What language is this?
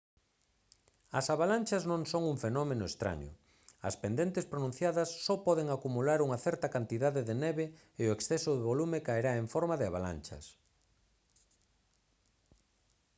Galician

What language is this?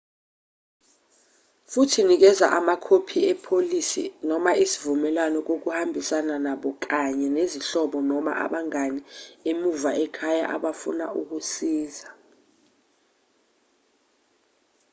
Zulu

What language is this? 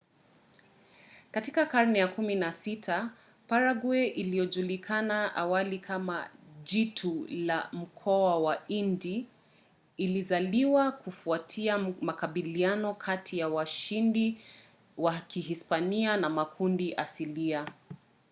Swahili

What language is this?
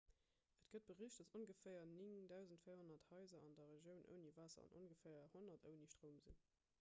Luxembourgish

